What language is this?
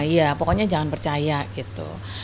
Indonesian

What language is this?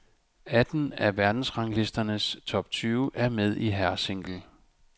Danish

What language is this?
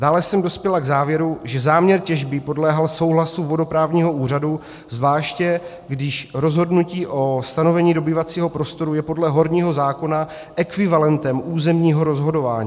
Czech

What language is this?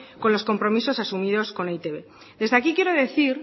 Spanish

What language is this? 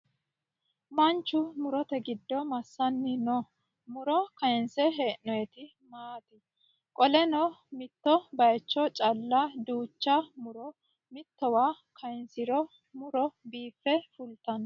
Sidamo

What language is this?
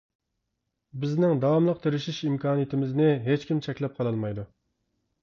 Uyghur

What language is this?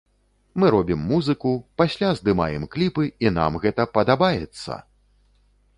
Belarusian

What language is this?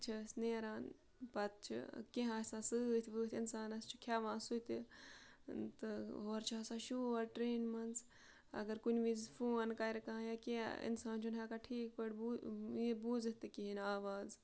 Kashmiri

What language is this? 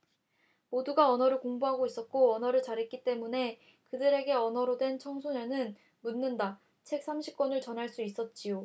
Korean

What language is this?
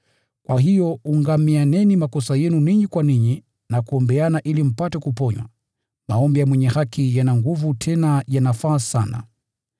Swahili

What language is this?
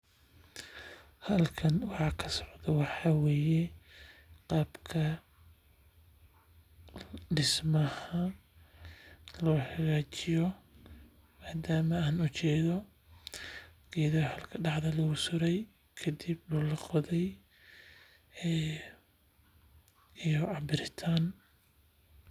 Somali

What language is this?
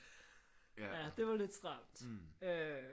Danish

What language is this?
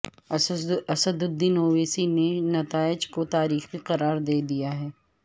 Urdu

